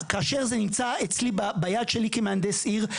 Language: Hebrew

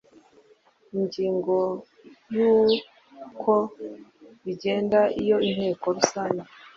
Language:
Kinyarwanda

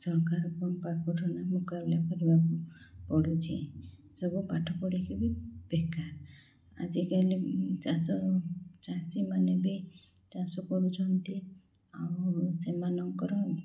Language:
Odia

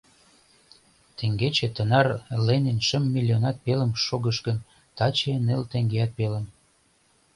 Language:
Mari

